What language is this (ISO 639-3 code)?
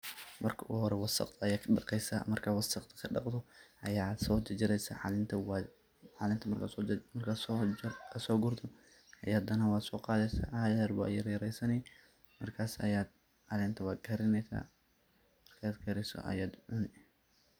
som